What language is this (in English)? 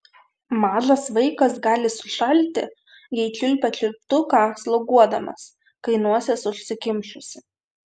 Lithuanian